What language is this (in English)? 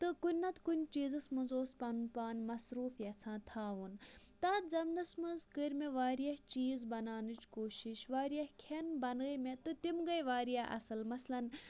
Kashmiri